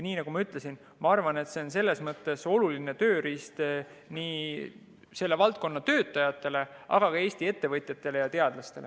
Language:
Estonian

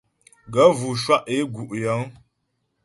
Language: Ghomala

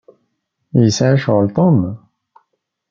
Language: Kabyle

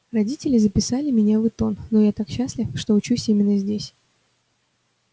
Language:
Russian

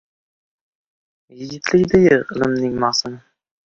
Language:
Uzbek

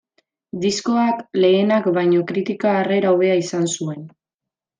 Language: Basque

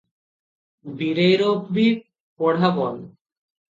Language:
Odia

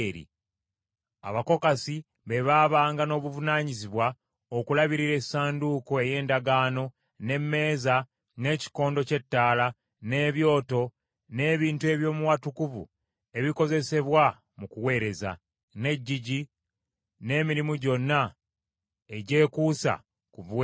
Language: Ganda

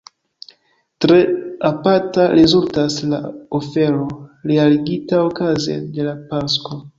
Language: Esperanto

